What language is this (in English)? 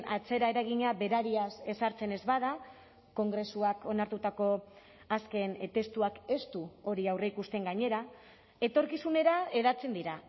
Basque